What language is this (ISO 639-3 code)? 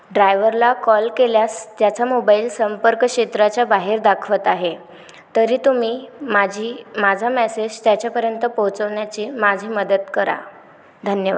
mar